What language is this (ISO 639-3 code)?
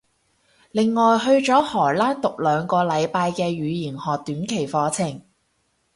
yue